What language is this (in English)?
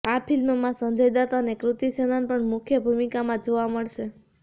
Gujarati